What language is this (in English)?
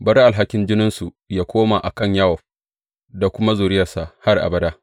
Hausa